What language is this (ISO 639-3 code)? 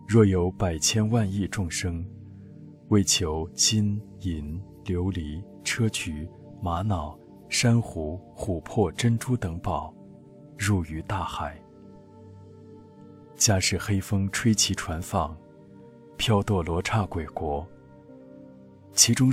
zho